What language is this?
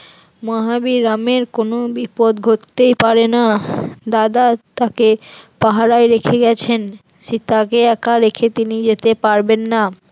Bangla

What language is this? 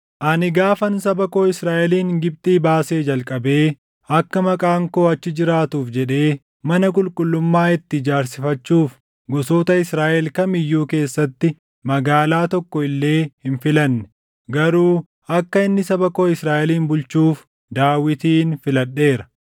Oromo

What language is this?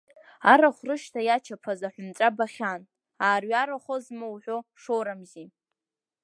Abkhazian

